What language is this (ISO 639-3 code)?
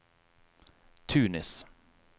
nor